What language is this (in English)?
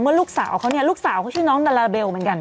Thai